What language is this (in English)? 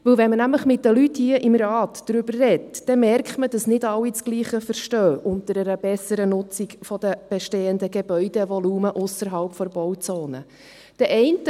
Swiss German